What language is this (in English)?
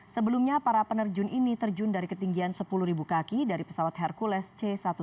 Indonesian